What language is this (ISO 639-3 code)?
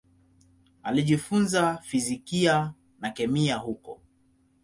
swa